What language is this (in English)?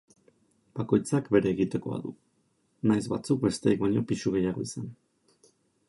Basque